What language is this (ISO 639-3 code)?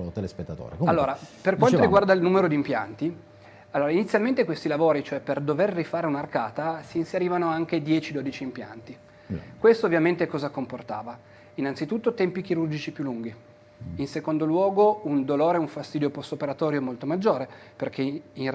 ita